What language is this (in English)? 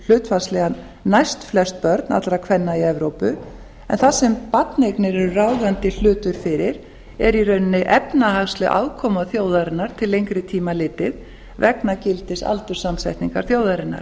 Icelandic